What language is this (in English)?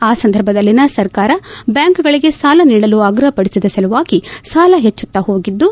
Kannada